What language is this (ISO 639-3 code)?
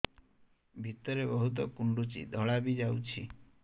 ori